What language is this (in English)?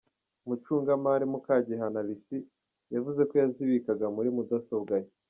Kinyarwanda